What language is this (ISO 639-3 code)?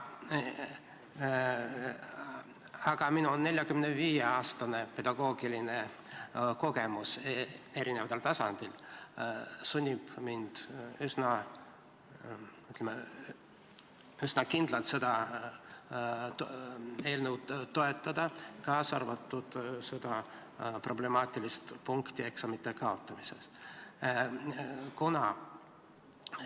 est